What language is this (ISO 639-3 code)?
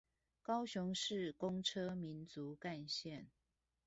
zho